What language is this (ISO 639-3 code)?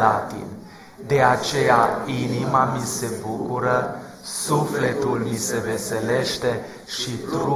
ron